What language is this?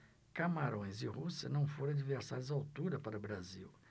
Portuguese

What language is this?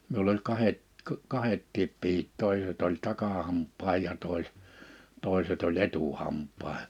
Finnish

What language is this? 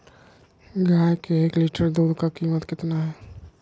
Magahi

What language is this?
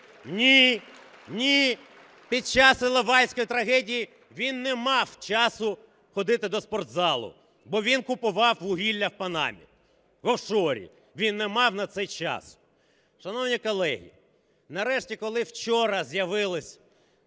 Ukrainian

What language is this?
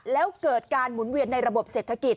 Thai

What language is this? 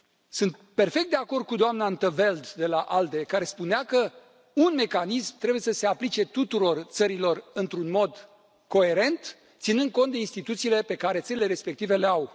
Romanian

